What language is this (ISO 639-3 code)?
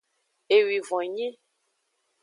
ajg